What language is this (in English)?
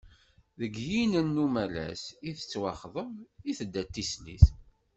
Kabyle